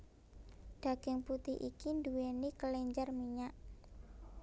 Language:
Javanese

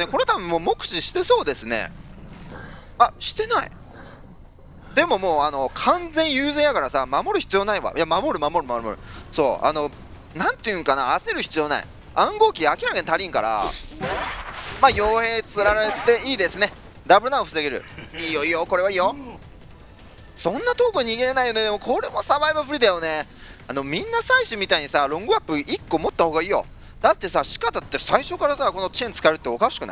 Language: Japanese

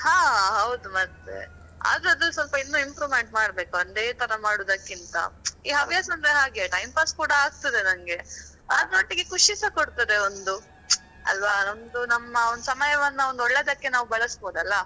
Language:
Kannada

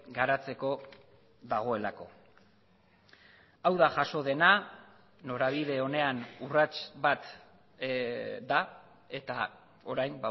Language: Basque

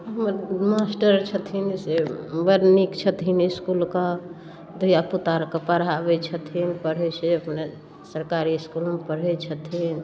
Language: Maithili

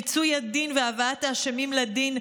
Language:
Hebrew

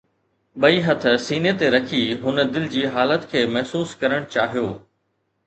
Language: Sindhi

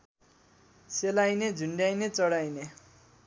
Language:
Nepali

